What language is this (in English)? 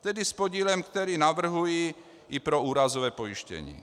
Czech